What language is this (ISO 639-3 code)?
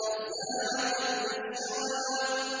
ara